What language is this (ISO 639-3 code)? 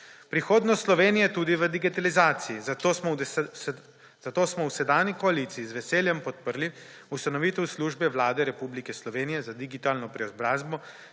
slv